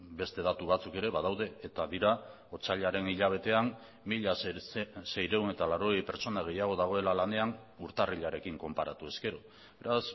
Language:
Basque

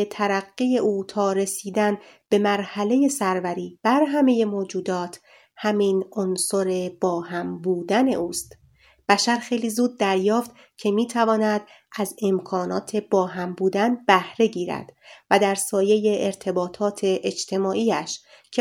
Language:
Persian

